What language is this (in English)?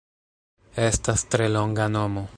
Esperanto